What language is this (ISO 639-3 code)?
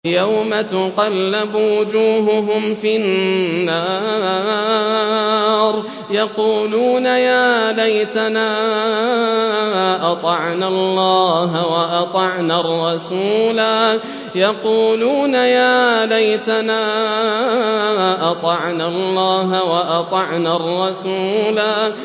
ara